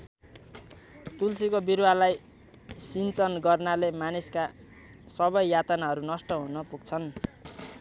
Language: Nepali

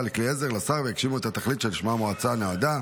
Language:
Hebrew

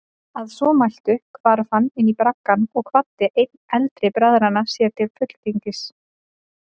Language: Icelandic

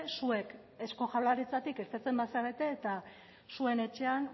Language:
Basque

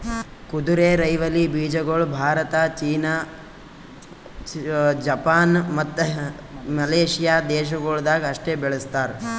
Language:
Kannada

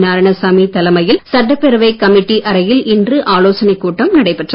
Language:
Tamil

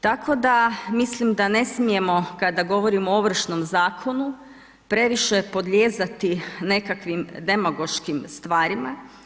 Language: Croatian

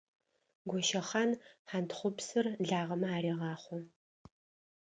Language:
Adyghe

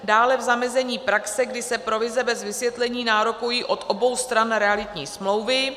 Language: Czech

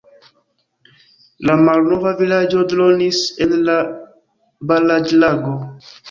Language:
Esperanto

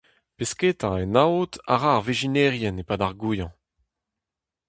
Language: Breton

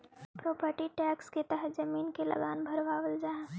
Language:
Magahi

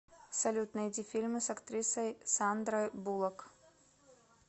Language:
Russian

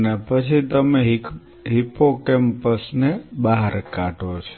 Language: Gujarati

